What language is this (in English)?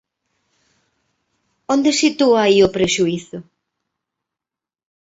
Galician